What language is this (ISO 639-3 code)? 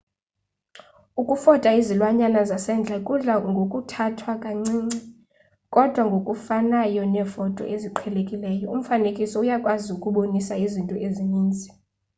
xho